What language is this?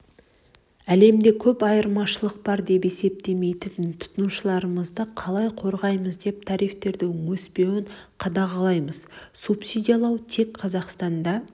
Kazakh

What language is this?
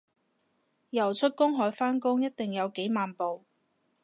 Cantonese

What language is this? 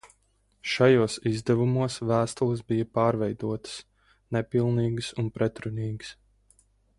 Latvian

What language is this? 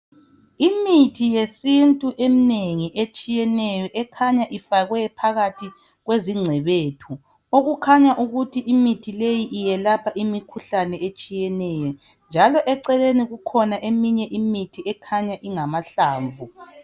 North Ndebele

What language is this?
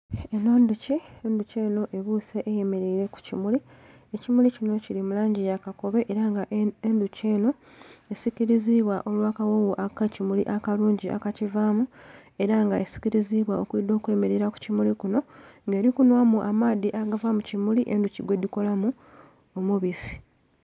Soga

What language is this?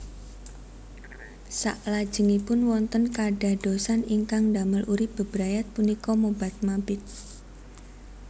Javanese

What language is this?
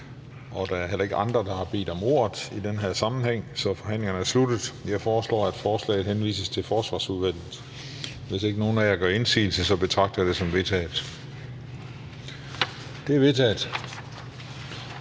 Danish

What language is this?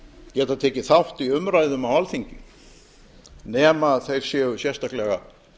Icelandic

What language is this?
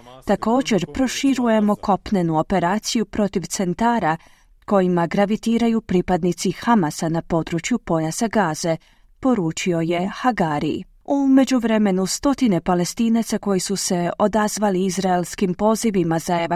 Croatian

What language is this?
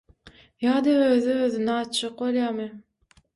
Turkmen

